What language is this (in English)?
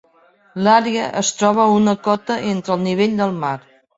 Catalan